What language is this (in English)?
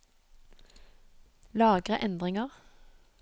Norwegian